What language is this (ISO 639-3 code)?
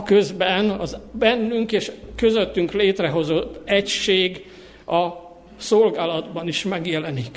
hun